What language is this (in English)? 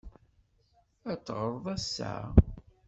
Kabyle